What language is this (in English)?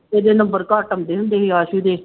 Punjabi